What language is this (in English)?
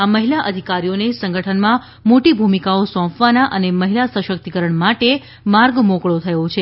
Gujarati